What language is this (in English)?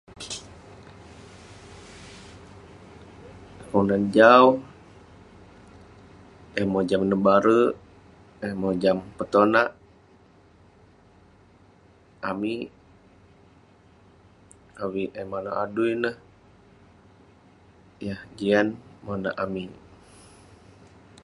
Western Penan